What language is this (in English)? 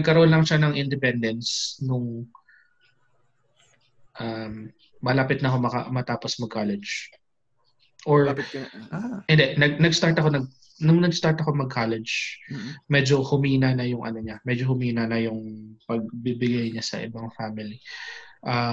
Filipino